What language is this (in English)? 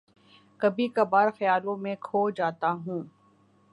Urdu